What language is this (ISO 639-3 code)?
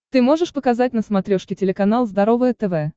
rus